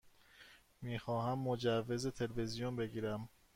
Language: Persian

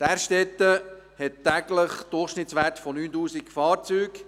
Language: Swiss German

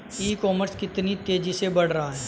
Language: Hindi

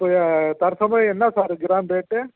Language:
Tamil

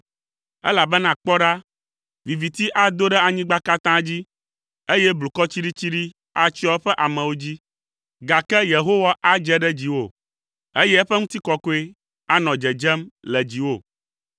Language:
Ewe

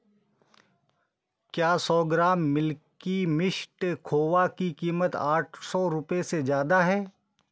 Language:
Hindi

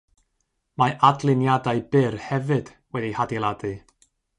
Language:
Welsh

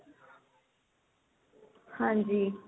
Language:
Punjabi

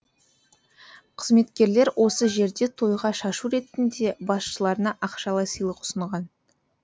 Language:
Kazakh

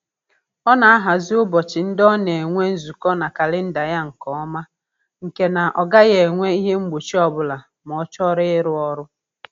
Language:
Igbo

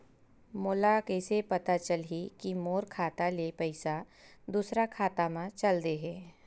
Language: Chhattisgarhi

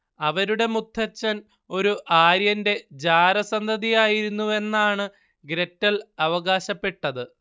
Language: Malayalam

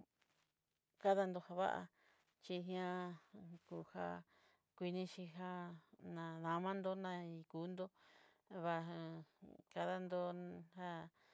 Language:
Southeastern Nochixtlán Mixtec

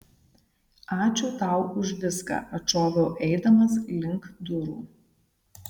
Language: Lithuanian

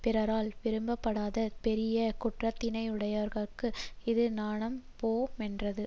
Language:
Tamil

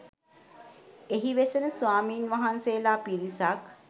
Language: Sinhala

